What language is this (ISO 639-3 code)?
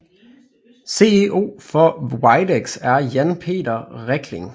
dan